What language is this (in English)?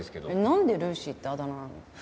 Japanese